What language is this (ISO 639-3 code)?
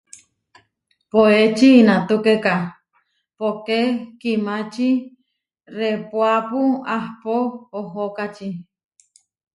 var